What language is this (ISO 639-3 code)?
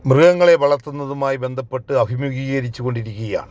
mal